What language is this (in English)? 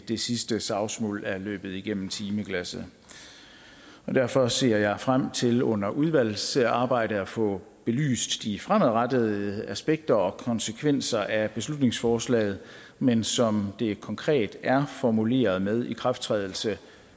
Danish